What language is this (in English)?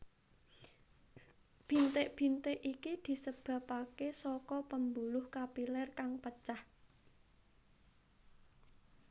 Javanese